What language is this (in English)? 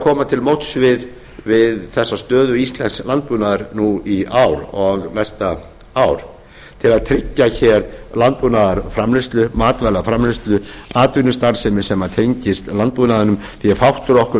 Icelandic